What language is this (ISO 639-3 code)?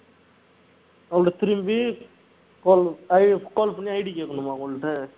tam